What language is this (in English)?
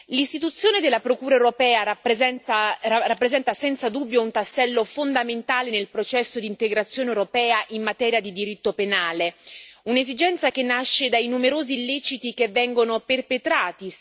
Italian